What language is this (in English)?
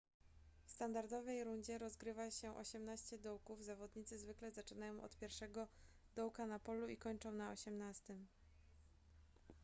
Polish